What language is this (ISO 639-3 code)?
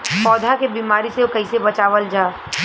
bho